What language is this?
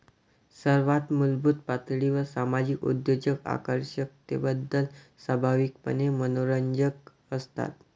Marathi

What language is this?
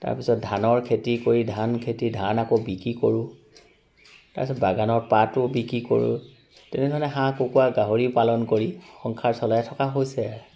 Assamese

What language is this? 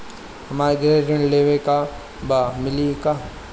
Bhojpuri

